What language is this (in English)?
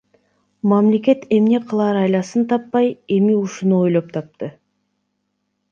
Kyrgyz